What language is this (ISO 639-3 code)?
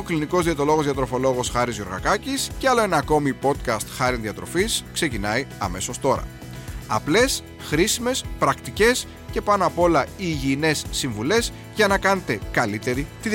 ell